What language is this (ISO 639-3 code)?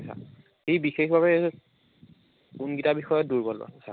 asm